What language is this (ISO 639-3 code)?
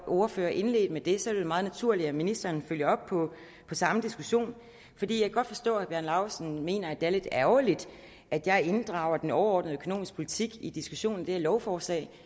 dan